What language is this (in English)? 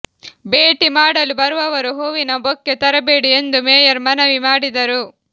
Kannada